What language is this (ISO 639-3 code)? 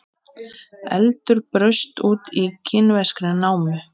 isl